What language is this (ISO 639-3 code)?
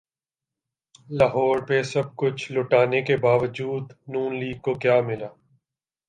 urd